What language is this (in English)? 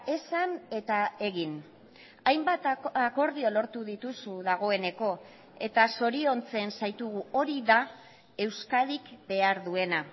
Basque